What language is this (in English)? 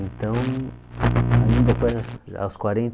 Portuguese